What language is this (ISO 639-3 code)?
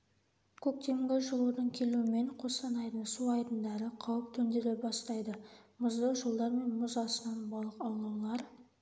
kaz